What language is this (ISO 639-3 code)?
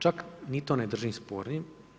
hrv